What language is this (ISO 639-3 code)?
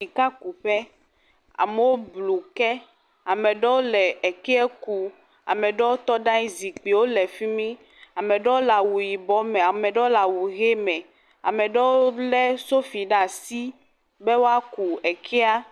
ewe